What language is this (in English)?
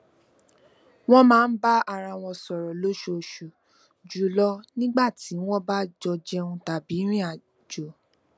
Yoruba